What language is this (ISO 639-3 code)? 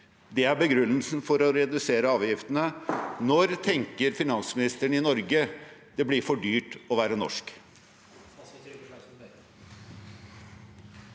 nor